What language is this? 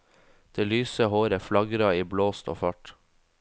Norwegian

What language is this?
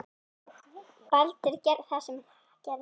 Icelandic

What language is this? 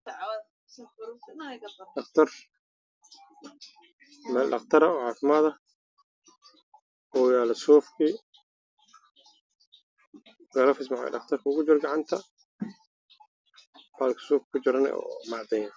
Somali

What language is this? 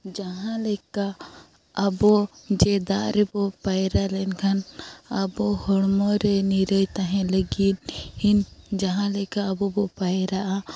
Santali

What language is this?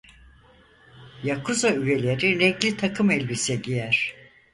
Turkish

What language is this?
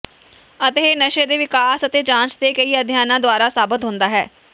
Punjabi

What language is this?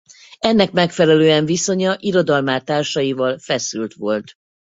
Hungarian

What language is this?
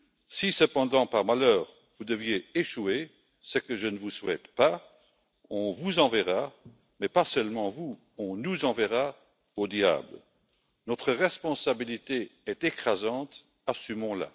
French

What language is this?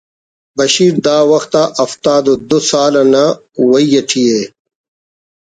Brahui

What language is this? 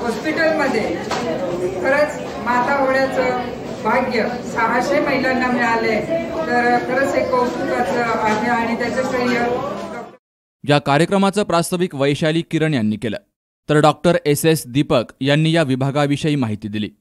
Hindi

